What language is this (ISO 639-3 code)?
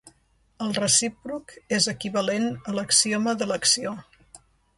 cat